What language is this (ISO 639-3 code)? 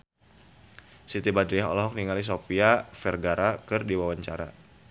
sun